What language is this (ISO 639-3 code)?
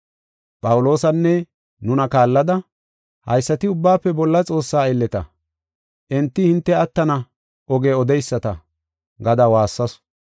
gof